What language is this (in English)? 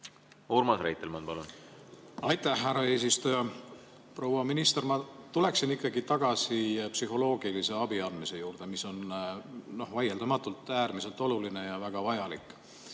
Estonian